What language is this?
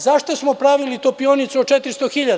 Serbian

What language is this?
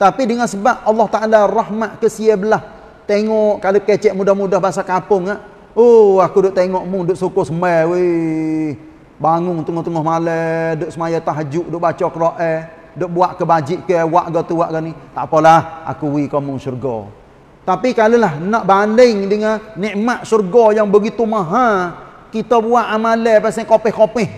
Malay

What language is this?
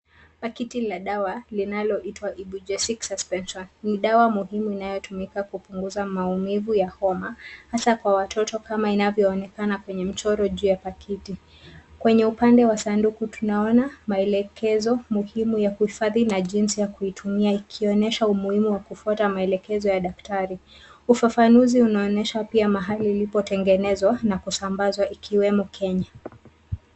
Swahili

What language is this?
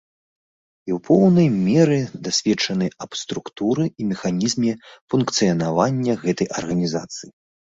Belarusian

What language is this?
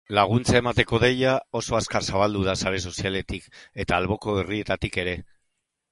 Basque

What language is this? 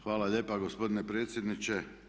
Croatian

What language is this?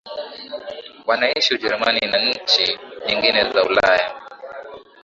Swahili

